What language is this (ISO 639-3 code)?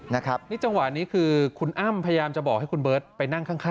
tha